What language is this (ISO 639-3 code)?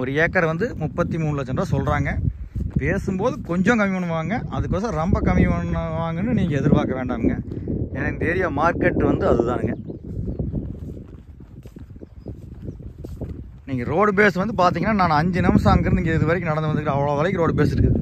tam